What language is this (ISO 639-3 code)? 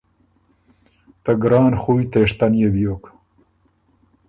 oru